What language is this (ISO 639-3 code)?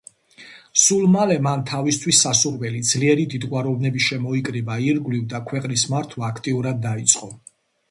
kat